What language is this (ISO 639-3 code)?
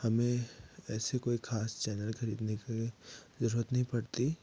hin